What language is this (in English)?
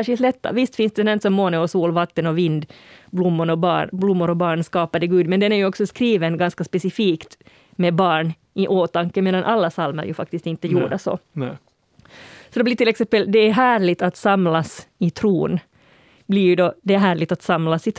Swedish